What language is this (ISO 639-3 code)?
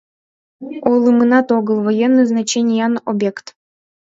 chm